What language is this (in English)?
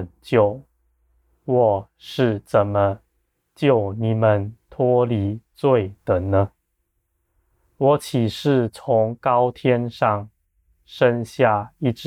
Chinese